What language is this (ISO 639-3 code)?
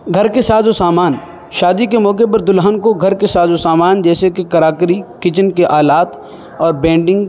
urd